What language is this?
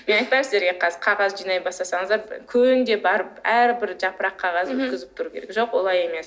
Kazakh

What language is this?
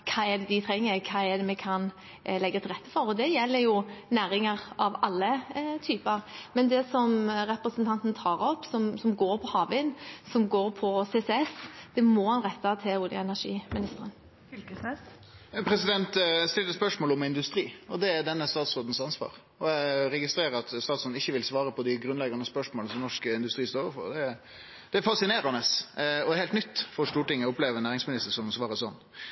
Norwegian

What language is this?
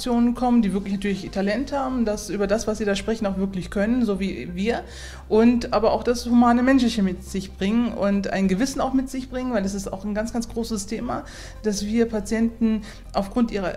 German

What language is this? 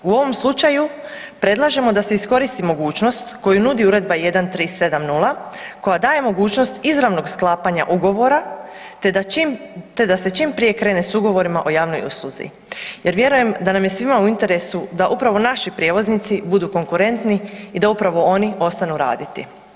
Croatian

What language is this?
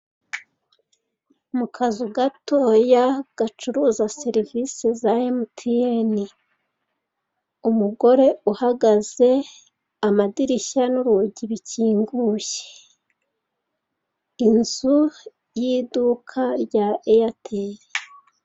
Kinyarwanda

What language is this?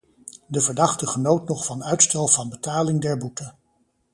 Dutch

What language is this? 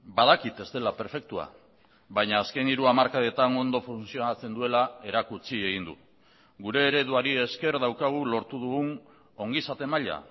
Basque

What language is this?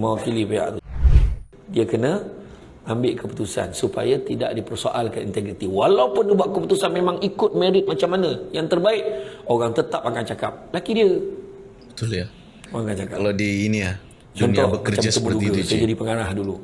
Malay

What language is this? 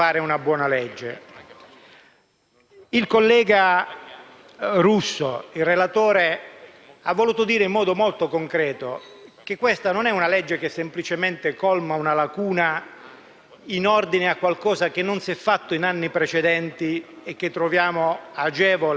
Italian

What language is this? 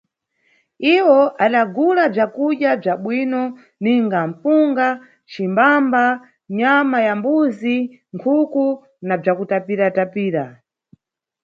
Nyungwe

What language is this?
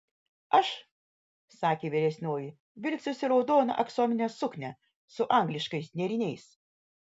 Lithuanian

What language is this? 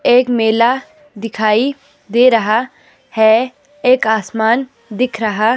Hindi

